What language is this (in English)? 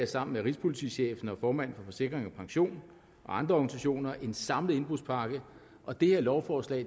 Danish